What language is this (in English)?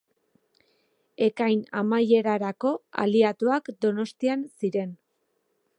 Basque